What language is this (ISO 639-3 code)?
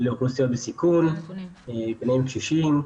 heb